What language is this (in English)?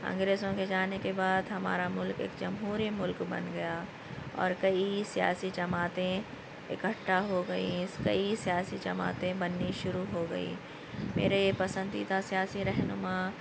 Urdu